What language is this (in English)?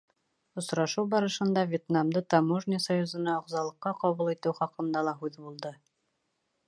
Bashkir